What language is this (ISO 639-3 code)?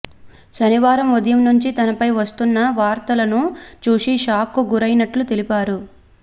tel